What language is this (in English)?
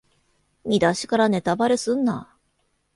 Japanese